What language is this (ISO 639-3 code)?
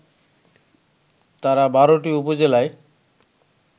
ben